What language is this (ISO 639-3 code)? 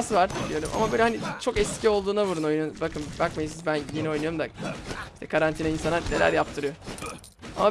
tur